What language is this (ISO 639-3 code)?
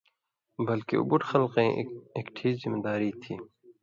mvy